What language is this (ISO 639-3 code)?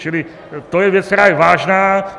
ces